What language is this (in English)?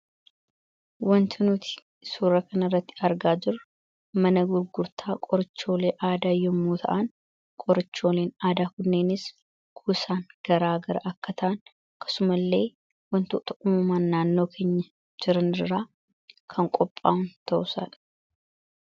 Oromo